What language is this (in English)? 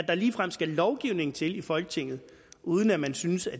Danish